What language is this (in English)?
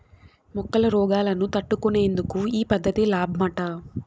Telugu